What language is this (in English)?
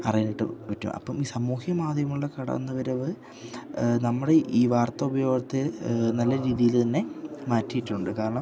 Malayalam